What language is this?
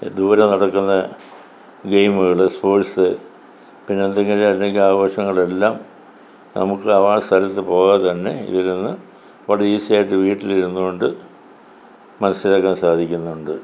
Malayalam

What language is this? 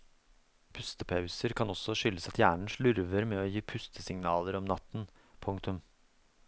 Norwegian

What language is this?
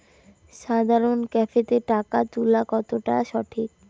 Bangla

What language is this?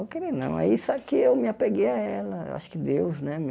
Portuguese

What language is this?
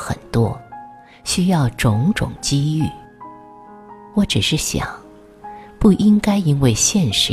Chinese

